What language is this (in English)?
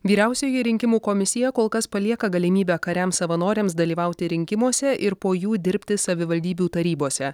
Lithuanian